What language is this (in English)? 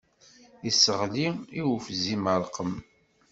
Kabyle